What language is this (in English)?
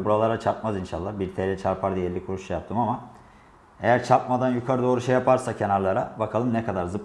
Turkish